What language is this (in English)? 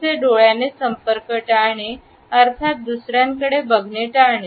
Marathi